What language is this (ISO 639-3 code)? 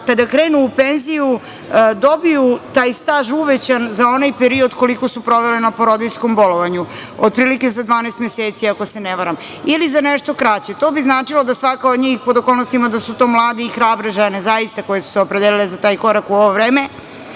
srp